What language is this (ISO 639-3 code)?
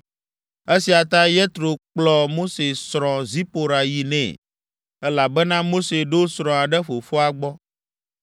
ewe